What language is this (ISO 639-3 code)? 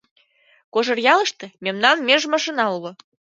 chm